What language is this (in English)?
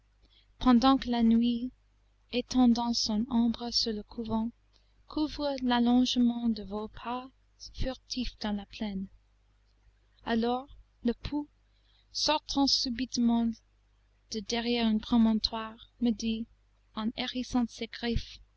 French